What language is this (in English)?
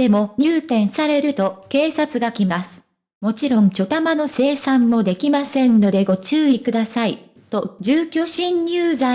Japanese